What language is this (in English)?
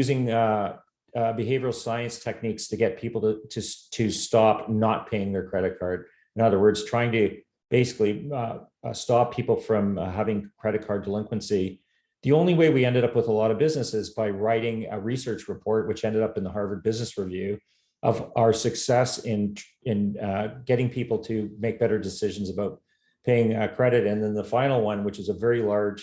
English